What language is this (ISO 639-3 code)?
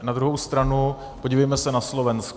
ces